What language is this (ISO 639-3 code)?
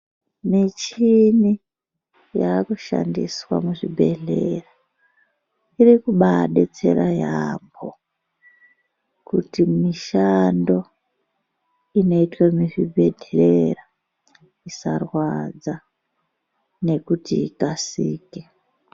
ndc